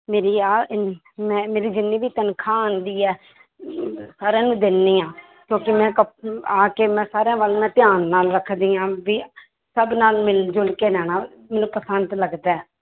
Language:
Punjabi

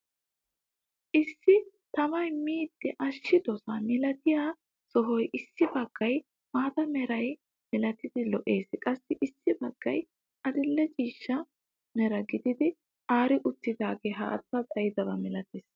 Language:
Wolaytta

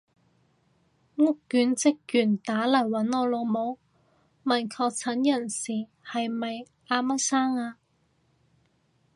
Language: Cantonese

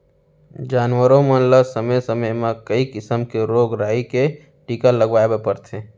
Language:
Chhattisgarhi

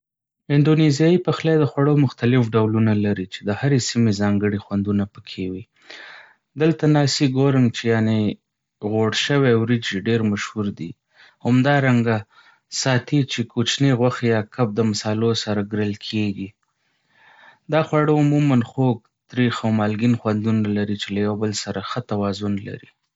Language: Pashto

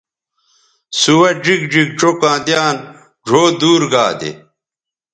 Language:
Bateri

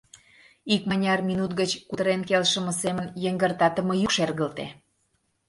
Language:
Mari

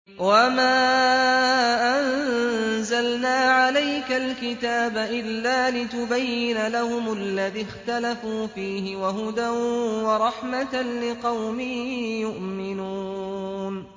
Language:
Arabic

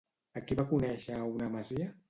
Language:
Catalan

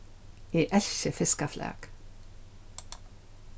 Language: Faroese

